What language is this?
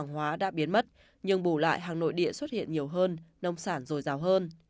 Vietnamese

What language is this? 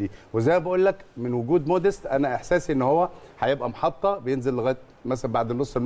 Arabic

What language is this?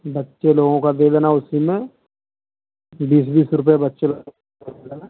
Hindi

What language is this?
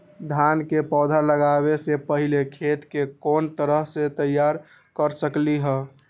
Magahi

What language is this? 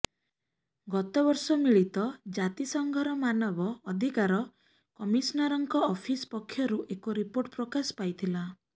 Odia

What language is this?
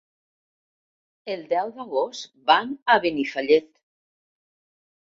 Catalan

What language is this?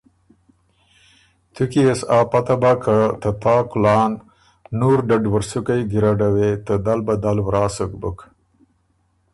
Ormuri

